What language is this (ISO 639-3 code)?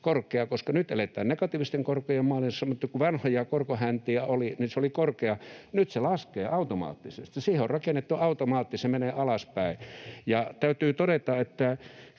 fin